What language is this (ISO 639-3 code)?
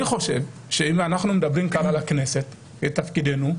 heb